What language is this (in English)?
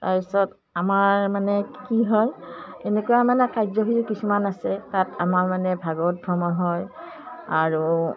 Assamese